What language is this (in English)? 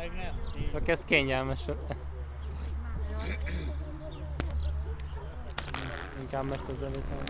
Hungarian